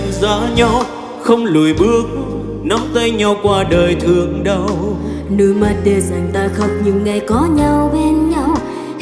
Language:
Vietnamese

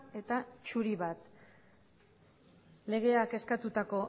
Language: Basque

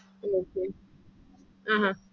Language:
Malayalam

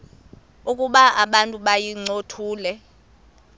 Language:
Xhosa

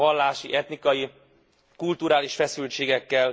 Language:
Hungarian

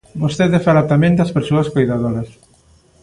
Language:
Galician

